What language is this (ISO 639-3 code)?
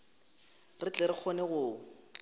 nso